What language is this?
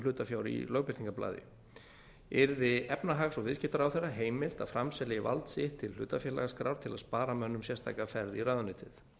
Icelandic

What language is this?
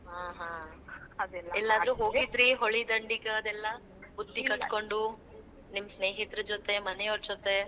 Kannada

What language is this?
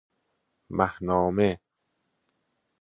Persian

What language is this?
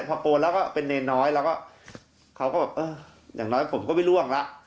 Thai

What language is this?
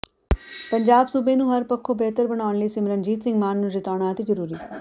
Punjabi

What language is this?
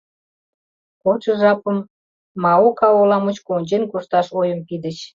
Mari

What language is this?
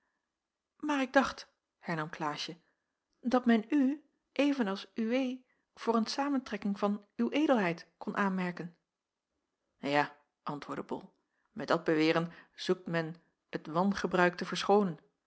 Dutch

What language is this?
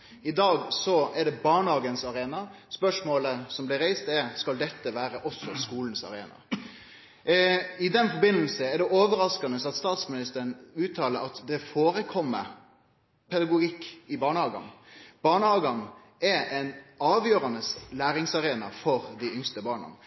Norwegian Nynorsk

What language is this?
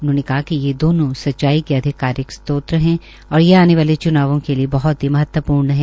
Hindi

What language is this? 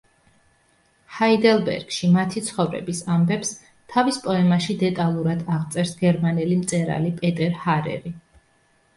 Georgian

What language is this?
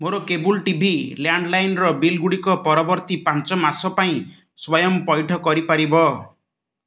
Odia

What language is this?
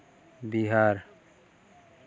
Santali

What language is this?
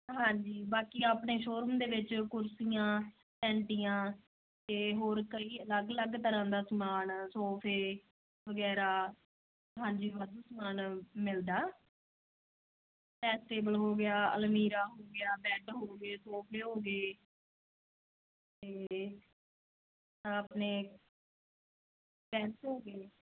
Punjabi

